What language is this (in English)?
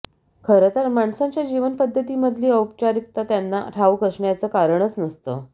Marathi